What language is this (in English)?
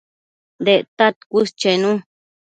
Matsés